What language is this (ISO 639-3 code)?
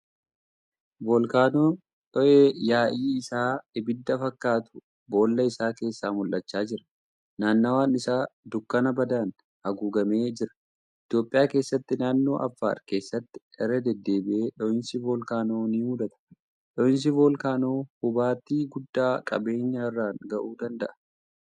orm